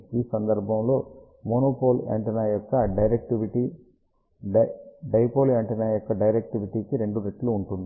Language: Telugu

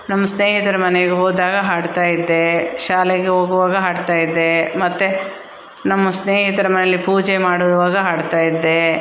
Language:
Kannada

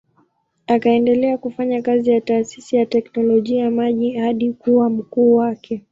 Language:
Swahili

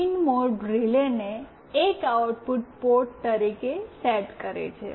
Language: Gujarati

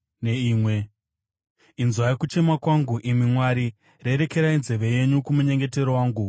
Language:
Shona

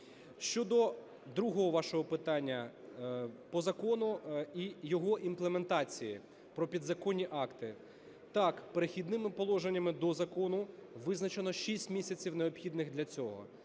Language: Ukrainian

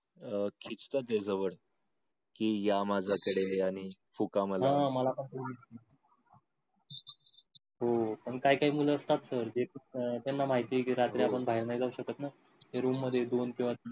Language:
Marathi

